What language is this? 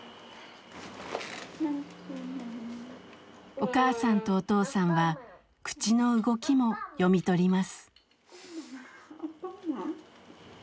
Japanese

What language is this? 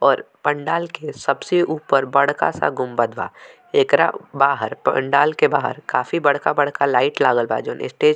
Bhojpuri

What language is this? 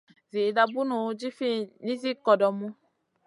Masana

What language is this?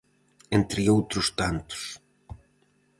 Galician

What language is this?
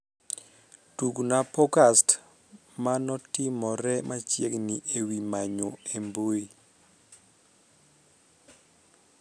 Luo (Kenya and Tanzania)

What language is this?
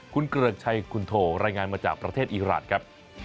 Thai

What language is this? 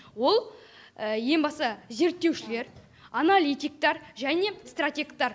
Kazakh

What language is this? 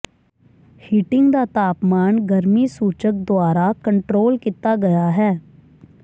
Punjabi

